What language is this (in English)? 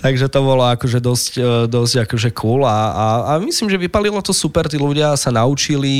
Slovak